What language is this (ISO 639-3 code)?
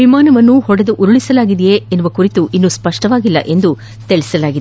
kan